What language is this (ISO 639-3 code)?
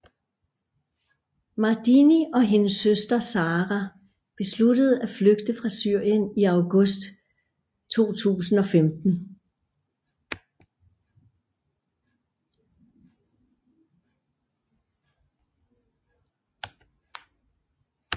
dan